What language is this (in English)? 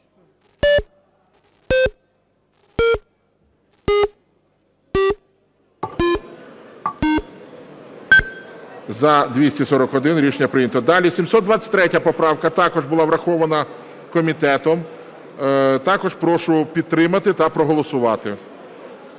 Ukrainian